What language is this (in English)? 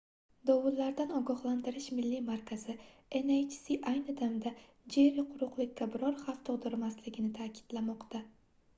Uzbek